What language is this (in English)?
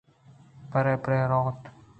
Eastern Balochi